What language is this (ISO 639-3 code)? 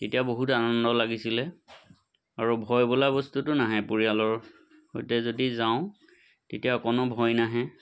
asm